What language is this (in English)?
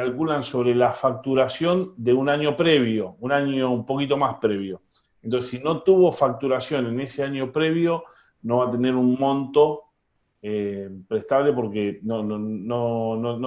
Spanish